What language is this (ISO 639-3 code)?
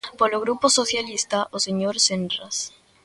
glg